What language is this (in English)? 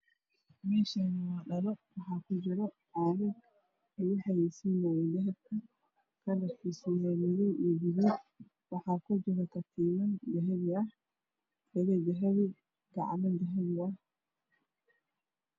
Somali